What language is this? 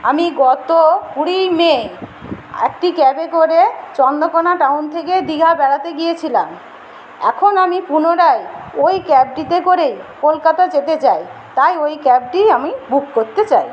Bangla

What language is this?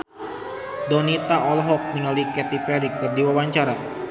Sundanese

